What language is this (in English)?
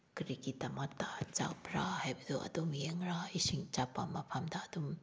Manipuri